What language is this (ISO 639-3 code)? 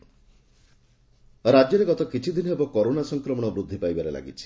ori